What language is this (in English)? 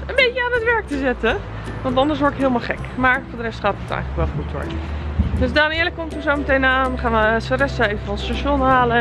Dutch